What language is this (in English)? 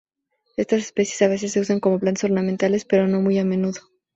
Spanish